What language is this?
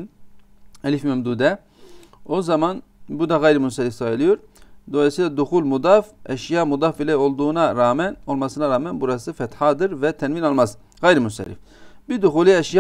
Turkish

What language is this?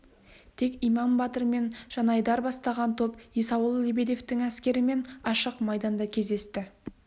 Kazakh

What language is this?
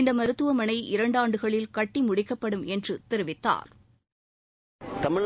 Tamil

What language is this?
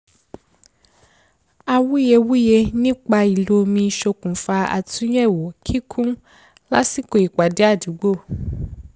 Yoruba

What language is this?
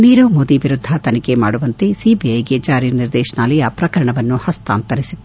Kannada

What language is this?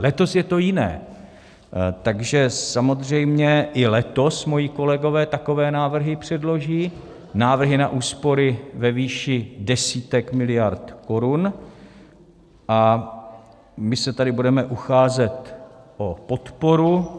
Czech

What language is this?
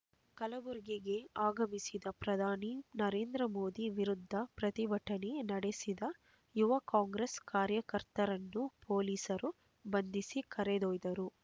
Kannada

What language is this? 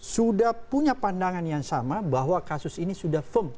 Indonesian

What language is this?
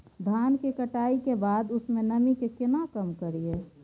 Maithili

